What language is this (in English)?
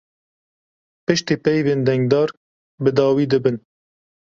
Kurdish